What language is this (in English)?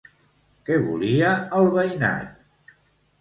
Catalan